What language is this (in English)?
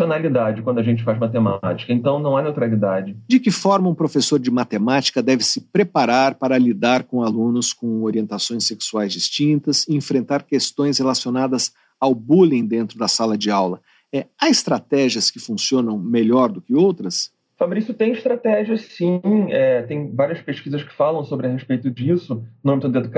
Portuguese